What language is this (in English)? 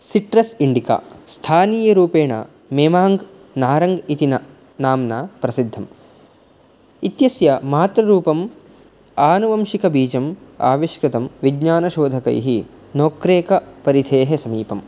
Sanskrit